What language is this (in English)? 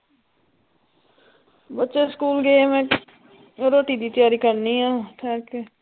Punjabi